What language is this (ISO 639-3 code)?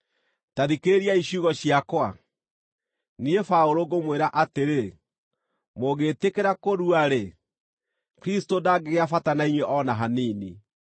kik